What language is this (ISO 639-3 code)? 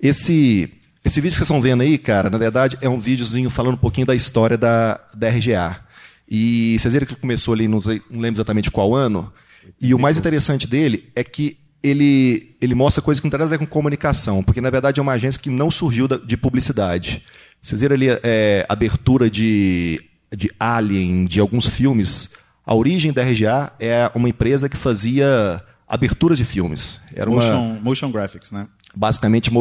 por